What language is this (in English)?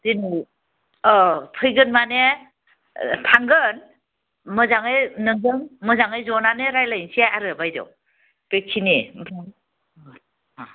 Bodo